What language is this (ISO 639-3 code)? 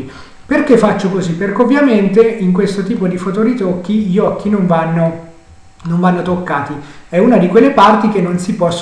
ita